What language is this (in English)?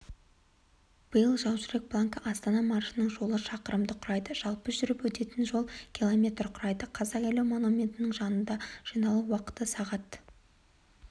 Kazakh